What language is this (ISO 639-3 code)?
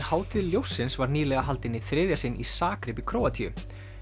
isl